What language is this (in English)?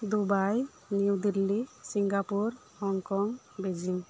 Santali